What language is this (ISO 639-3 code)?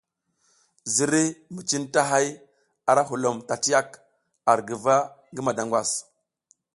giz